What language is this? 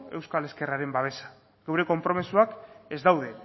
Basque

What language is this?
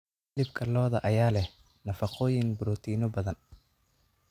Somali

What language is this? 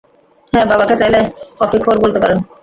Bangla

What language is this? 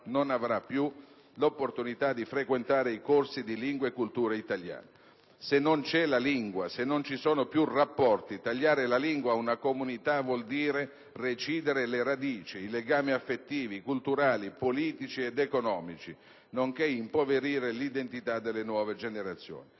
Italian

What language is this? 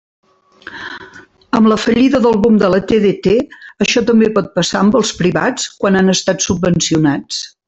Catalan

